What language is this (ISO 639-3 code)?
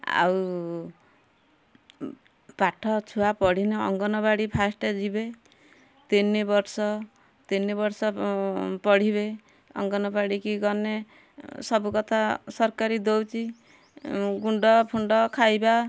ori